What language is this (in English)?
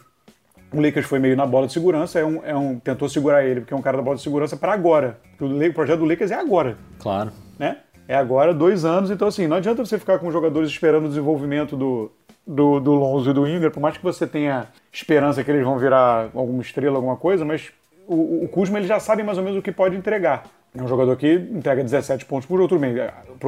Portuguese